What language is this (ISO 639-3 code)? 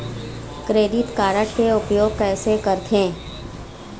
hne